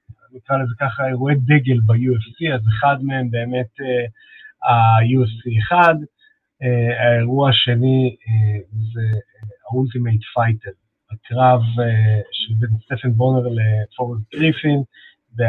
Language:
Hebrew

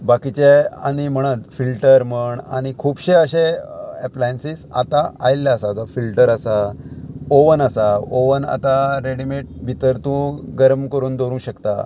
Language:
Konkani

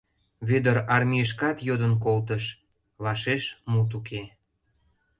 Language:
Mari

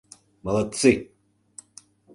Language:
Mari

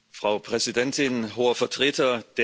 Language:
German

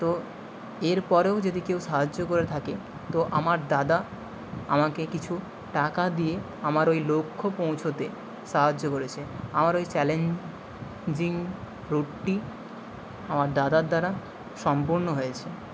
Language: Bangla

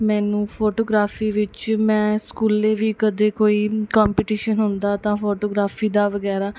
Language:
Punjabi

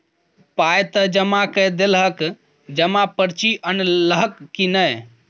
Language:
Maithili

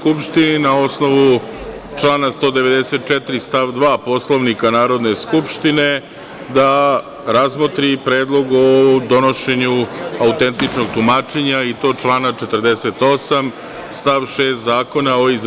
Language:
Serbian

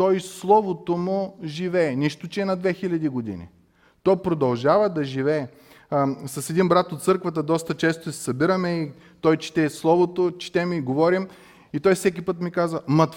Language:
Bulgarian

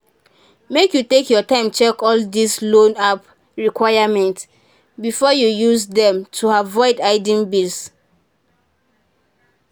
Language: Nigerian Pidgin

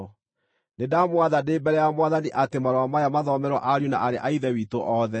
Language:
Kikuyu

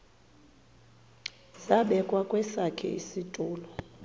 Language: Xhosa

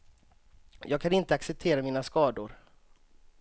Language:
Swedish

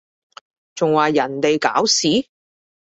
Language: Cantonese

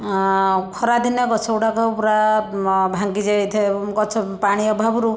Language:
Odia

